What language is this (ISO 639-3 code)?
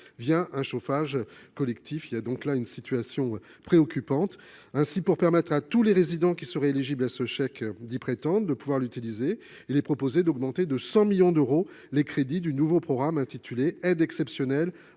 fra